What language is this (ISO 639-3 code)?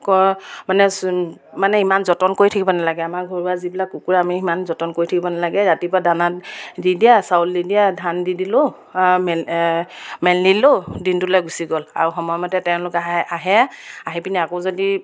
asm